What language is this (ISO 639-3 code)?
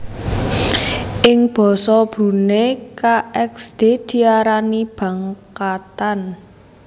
jav